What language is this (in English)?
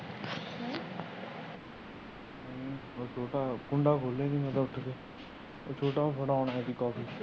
Punjabi